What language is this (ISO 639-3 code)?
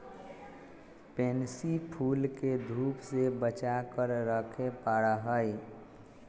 mag